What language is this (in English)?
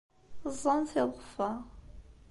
Kabyle